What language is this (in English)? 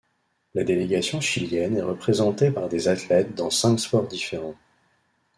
French